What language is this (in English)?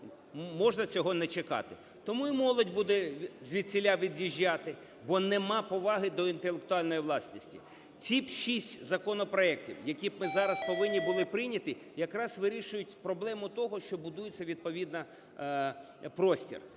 Ukrainian